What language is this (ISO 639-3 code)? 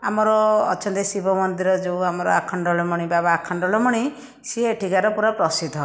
ori